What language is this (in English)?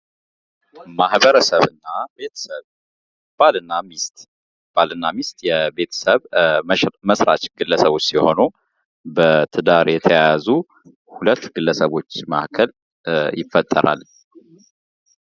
Amharic